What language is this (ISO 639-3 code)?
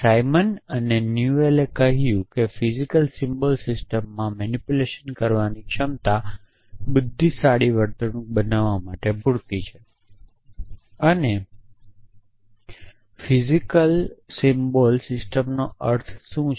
guj